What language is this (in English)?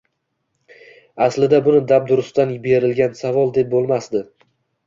Uzbek